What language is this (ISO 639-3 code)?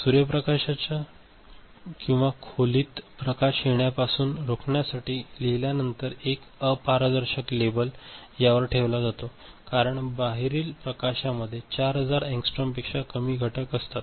mar